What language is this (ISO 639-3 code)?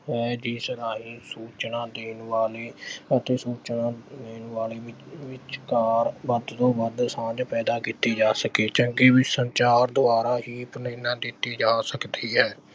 pan